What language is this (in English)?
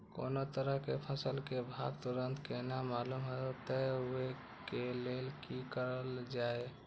Maithili